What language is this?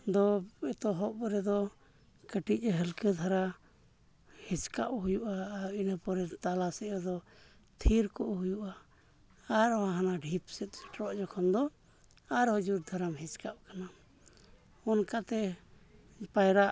Santali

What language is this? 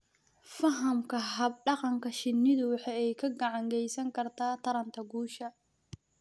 Somali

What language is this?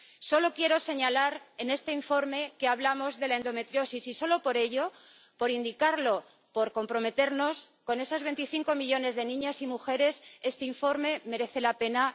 Spanish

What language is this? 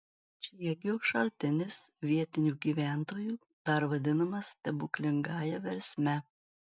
Lithuanian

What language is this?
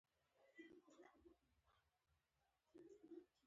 Pashto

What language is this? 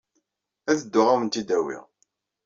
Kabyle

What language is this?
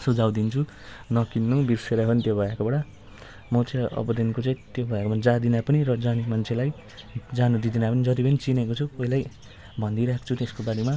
Nepali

